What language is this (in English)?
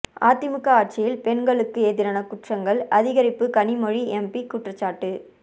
Tamil